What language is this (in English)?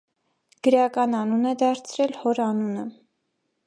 Armenian